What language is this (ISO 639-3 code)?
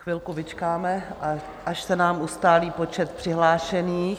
ces